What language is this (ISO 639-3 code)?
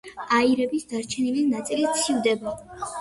kat